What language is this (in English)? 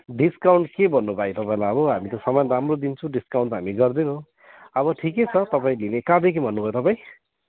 Nepali